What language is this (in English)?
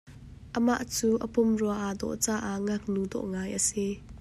Hakha Chin